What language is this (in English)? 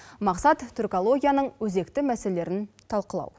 Kazakh